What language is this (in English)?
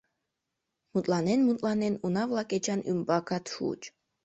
Mari